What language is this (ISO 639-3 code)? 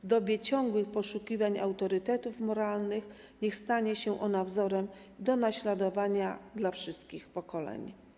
pol